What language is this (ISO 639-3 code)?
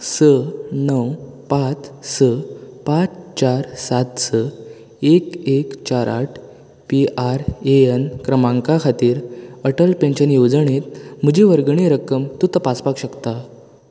kok